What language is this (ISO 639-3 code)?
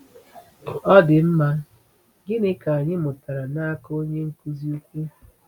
ibo